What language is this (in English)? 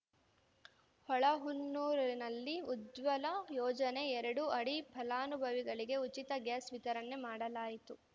Kannada